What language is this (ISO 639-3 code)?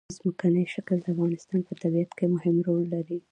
pus